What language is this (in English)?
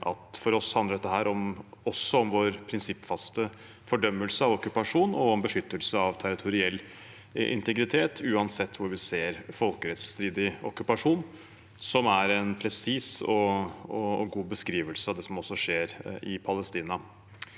Norwegian